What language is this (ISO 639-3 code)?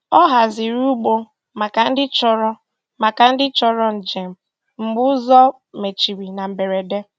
ibo